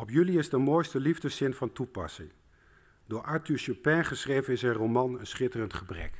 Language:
Dutch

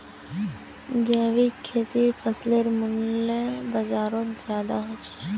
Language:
Magahi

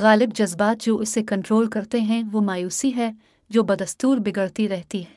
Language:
Urdu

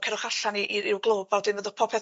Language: Welsh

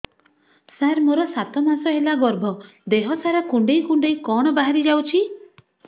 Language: Odia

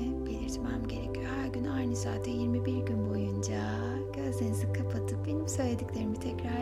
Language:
Turkish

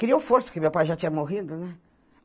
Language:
Portuguese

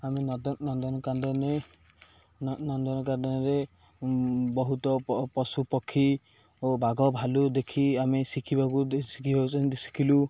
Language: Odia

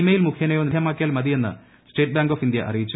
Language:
Malayalam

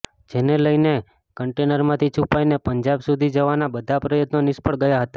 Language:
Gujarati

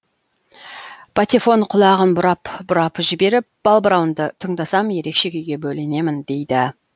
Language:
Kazakh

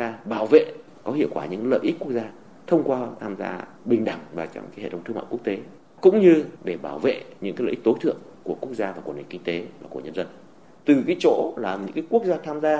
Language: Vietnamese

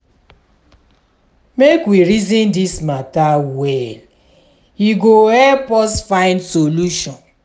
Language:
Nigerian Pidgin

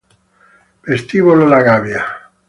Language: Italian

